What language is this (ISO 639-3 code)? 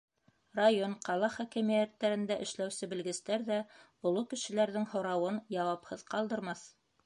bak